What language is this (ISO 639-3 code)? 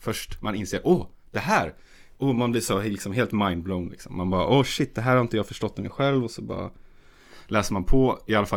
swe